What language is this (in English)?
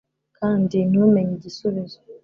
Kinyarwanda